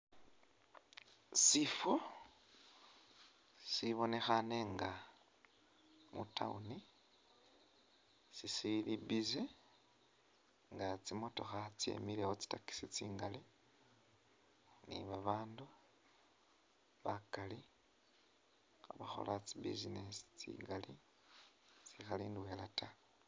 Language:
Masaaba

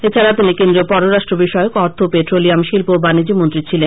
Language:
Bangla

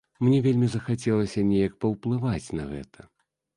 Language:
Belarusian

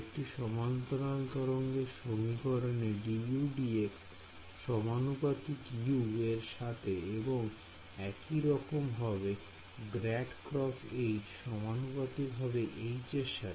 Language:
Bangla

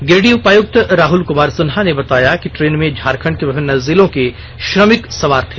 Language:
Hindi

